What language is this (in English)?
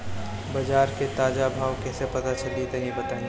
Bhojpuri